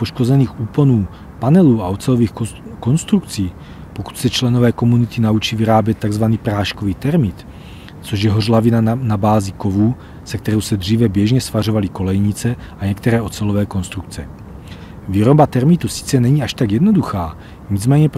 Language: Czech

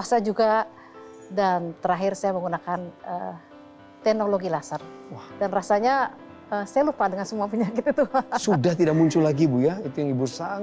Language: Indonesian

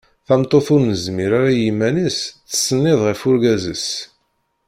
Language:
Kabyle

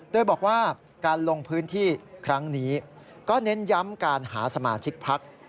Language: Thai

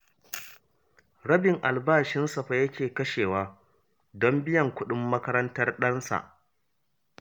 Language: Hausa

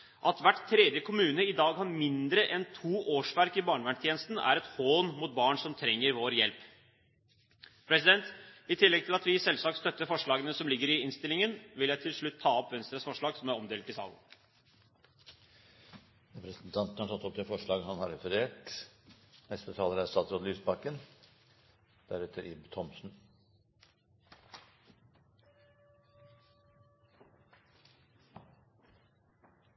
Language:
Norwegian Bokmål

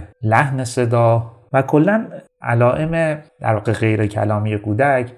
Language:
Persian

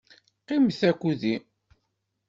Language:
Kabyle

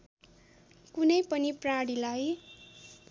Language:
Nepali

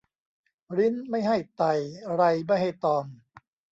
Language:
Thai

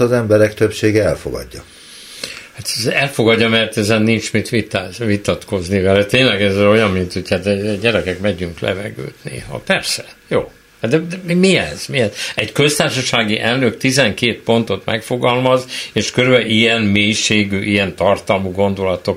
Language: Hungarian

